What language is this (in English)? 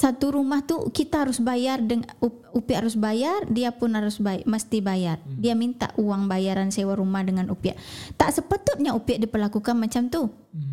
Malay